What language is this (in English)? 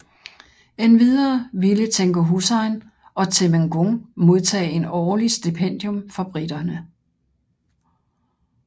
Danish